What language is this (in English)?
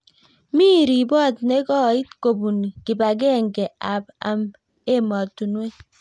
Kalenjin